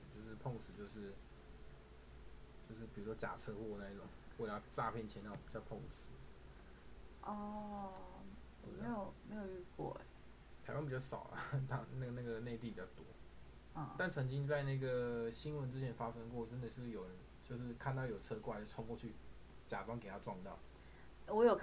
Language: Chinese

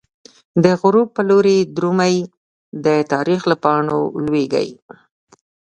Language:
Pashto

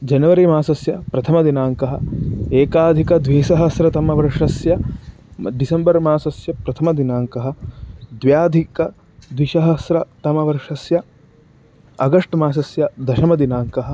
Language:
Sanskrit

